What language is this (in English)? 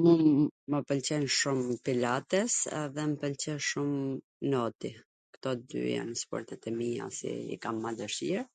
Gheg Albanian